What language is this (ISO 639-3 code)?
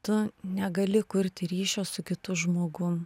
lit